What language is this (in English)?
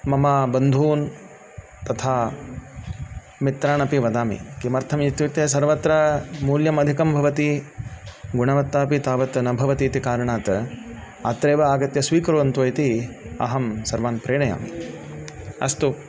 Sanskrit